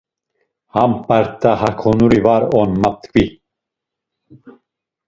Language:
Laz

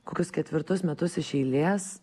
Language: Lithuanian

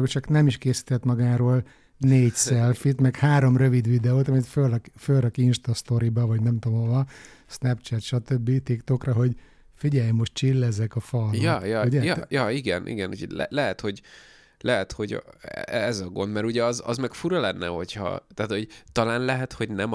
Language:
Hungarian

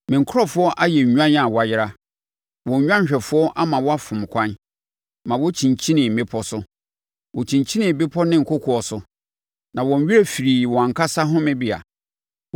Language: Akan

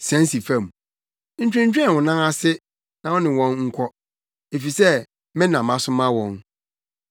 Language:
Akan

